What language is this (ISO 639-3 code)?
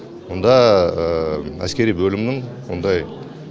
kaz